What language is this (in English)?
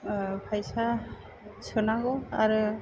Bodo